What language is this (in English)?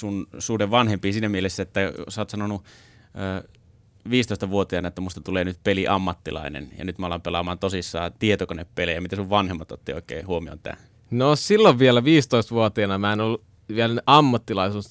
Finnish